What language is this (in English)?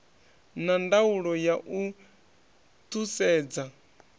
Venda